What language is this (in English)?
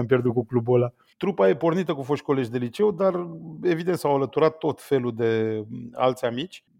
Romanian